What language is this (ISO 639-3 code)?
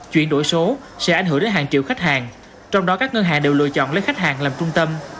vie